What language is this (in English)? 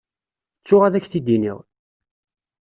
Kabyle